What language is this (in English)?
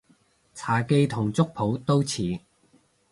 Cantonese